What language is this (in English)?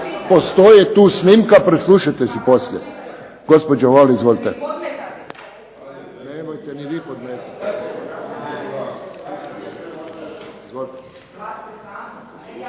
Croatian